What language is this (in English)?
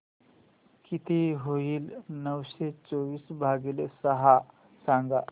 Marathi